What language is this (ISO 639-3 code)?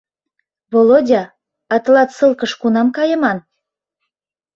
chm